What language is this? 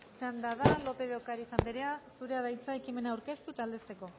Basque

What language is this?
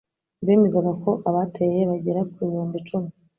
Kinyarwanda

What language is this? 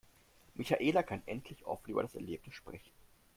German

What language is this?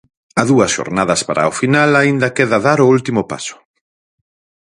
Galician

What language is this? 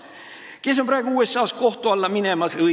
Estonian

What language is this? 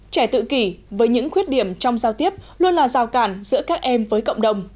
Vietnamese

